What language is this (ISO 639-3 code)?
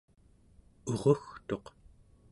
esu